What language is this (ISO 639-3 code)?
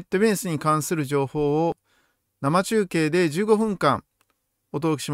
jpn